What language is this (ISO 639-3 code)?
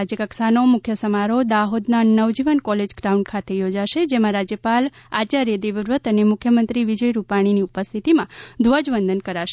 guj